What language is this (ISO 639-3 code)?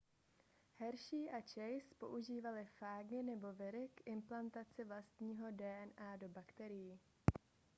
ces